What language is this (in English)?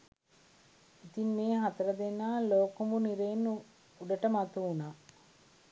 Sinhala